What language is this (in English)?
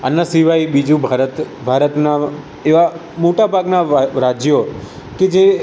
Gujarati